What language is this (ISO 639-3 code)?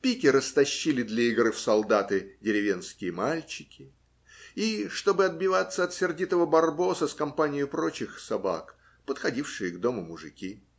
rus